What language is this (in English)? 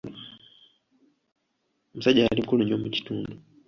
Ganda